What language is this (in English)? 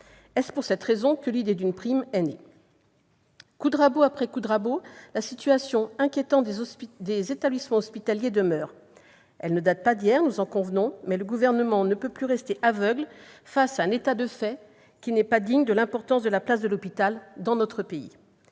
French